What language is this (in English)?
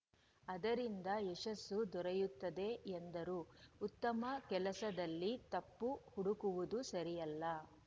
Kannada